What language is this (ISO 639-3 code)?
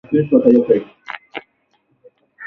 swa